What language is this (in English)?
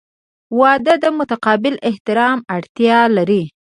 Pashto